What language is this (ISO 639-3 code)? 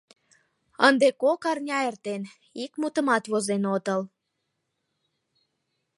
chm